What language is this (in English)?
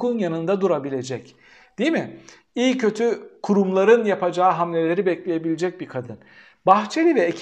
Turkish